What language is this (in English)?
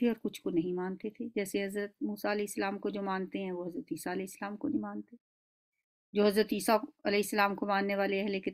Hindi